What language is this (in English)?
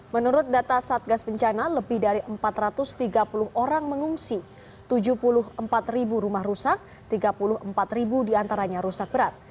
Indonesian